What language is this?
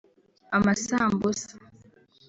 Kinyarwanda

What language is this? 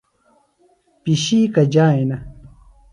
Phalura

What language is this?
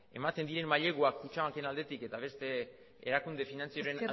Basque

